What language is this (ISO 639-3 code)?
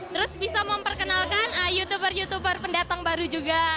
ind